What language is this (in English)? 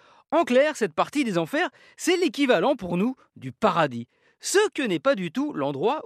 French